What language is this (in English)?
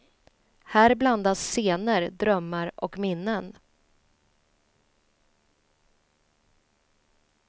Swedish